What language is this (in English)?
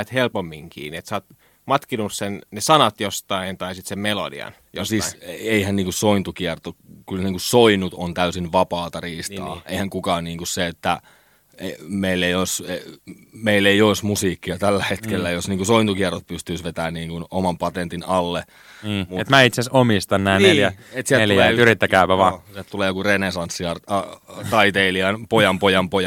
Finnish